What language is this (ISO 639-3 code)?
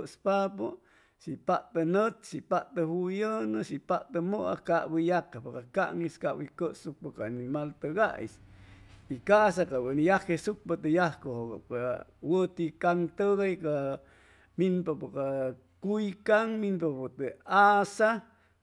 zoh